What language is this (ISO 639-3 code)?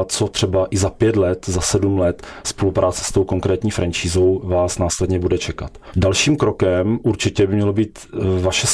ces